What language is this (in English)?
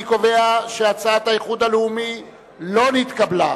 Hebrew